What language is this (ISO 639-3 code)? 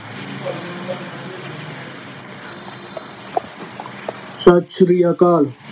pan